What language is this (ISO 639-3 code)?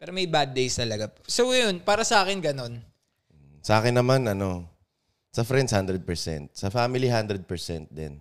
fil